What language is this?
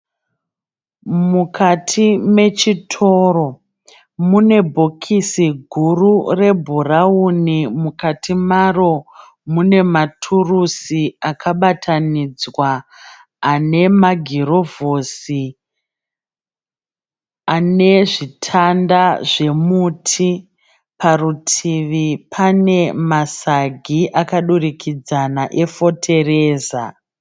Shona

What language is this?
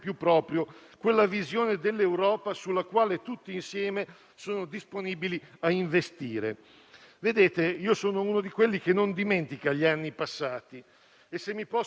Italian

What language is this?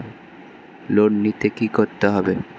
Bangla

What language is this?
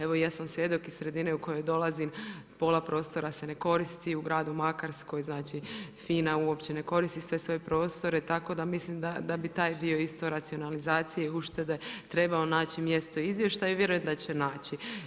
Croatian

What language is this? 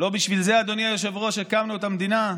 Hebrew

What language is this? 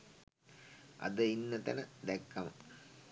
Sinhala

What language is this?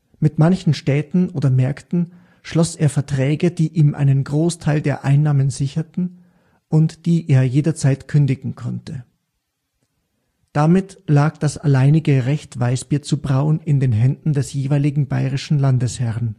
German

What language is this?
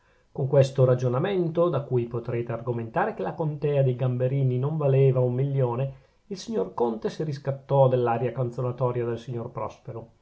Italian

